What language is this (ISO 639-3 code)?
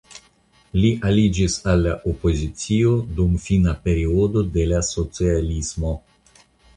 epo